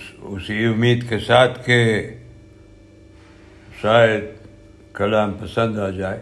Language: Urdu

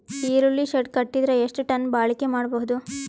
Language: Kannada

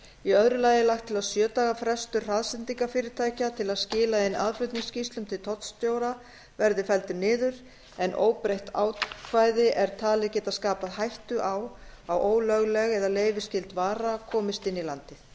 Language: Icelandic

